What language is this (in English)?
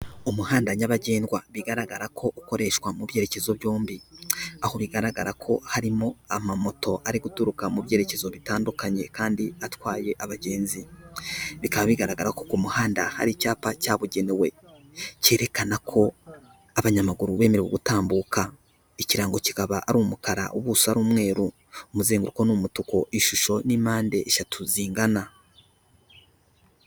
Kinyarwanda